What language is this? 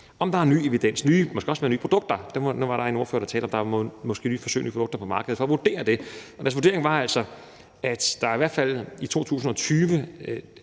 Danish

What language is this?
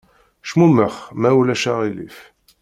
Kabyle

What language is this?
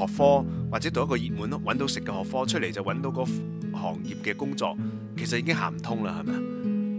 Chinese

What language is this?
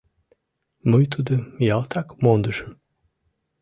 Mari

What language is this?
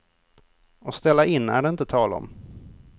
Swedish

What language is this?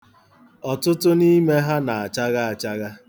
Igbo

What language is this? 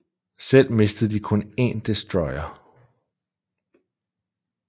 Danish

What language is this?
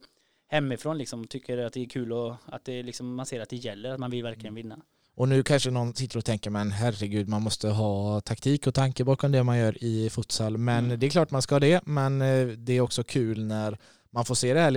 Swedish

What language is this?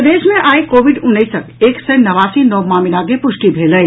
Maithili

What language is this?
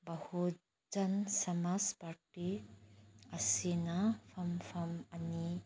Manipuri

